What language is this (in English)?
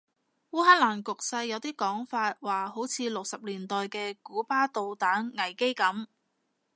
Cantonese